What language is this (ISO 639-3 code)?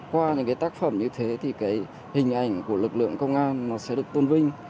vie